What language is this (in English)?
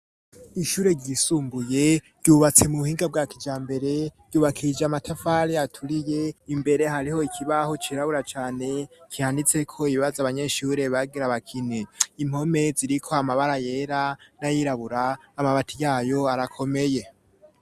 Rundi